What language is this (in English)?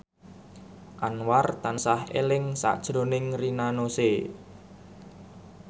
Javanese